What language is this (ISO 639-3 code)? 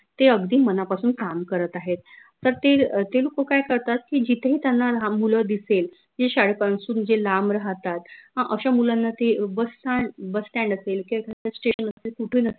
mar